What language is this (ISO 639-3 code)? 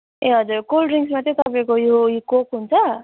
nep